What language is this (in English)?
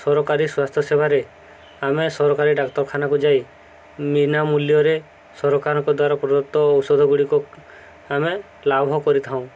Odia